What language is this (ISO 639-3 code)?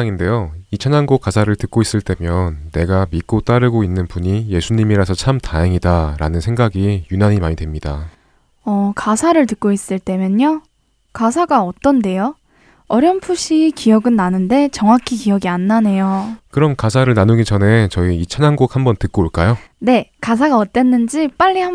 kor